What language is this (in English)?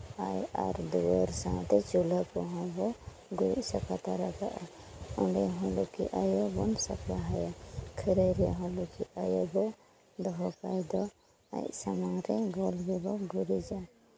Santali